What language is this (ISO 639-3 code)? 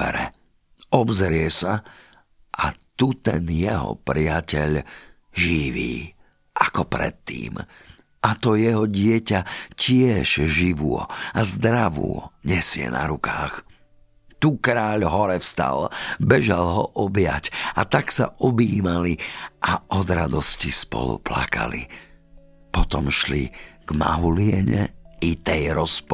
slk